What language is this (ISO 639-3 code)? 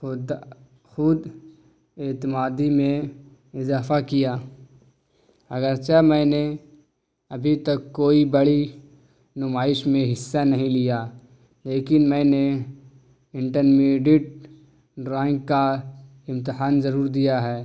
urd